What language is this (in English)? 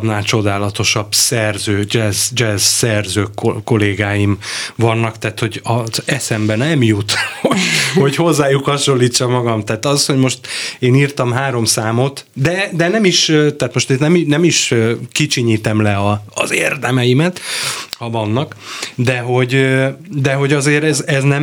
Hungarian